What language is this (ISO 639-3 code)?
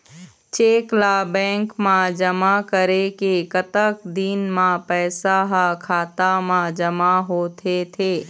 hne